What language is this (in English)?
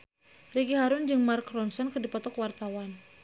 Sundanese